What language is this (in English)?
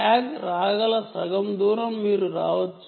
Telugu